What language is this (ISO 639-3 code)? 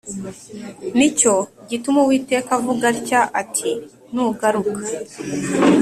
kin